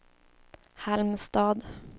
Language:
Swedish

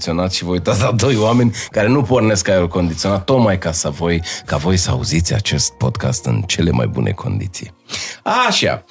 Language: Romanian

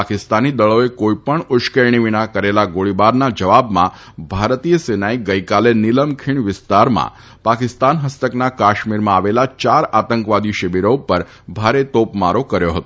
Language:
Gujarati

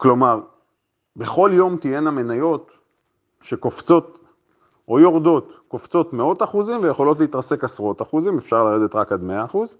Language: Hebrew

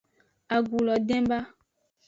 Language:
Aja (Benin)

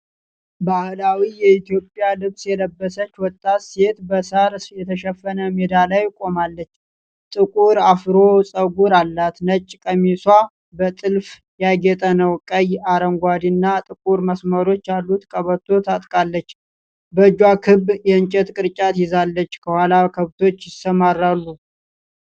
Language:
Amharic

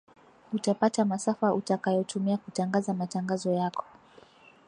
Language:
Swahili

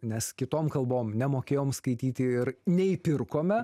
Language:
Lithuanian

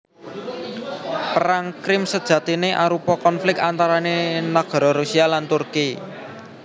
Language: Javanese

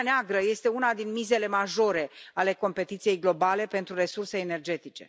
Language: Romanian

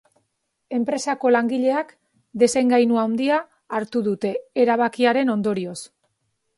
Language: Basque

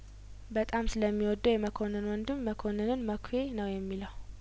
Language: Amharic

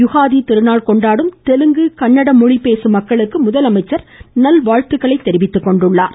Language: Tamil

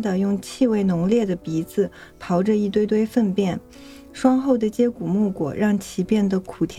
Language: Chinese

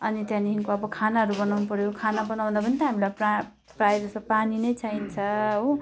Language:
Nepali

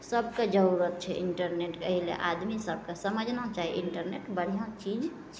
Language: Maithili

